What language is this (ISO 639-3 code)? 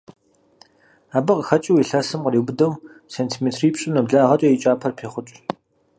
kbd